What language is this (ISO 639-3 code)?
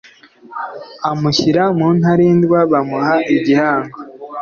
kin